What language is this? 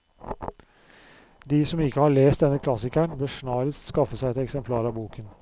Norwegian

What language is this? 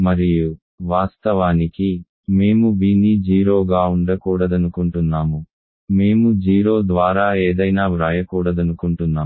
Telugu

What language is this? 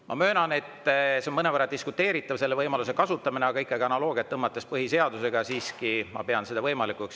Estonian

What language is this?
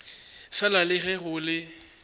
Northern Sotho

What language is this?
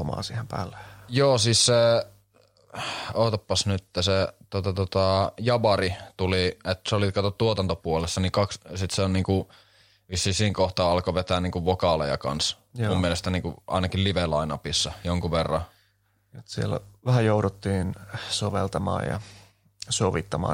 Finnish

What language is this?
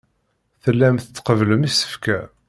Kabyle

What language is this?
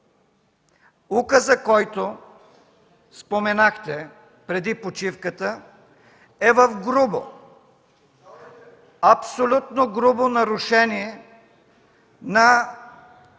Bulgarian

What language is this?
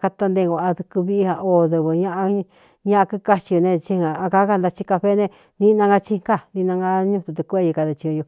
Cuyamecalco Mixtec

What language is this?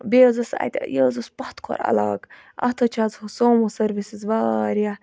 Kashmiri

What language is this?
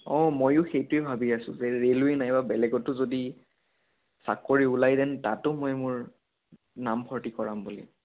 Assamese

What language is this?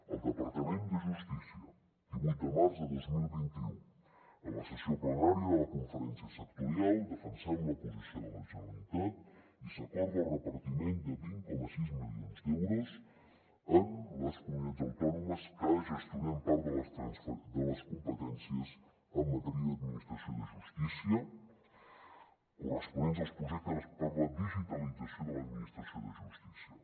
Catalan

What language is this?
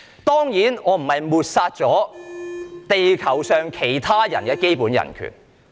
Cantonese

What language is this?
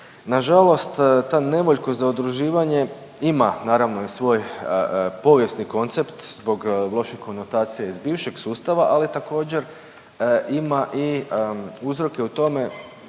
Croatian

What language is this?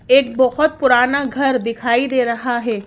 Hindi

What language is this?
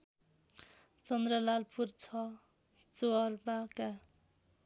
Nepali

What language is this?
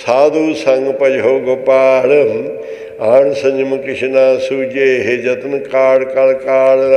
Punjabi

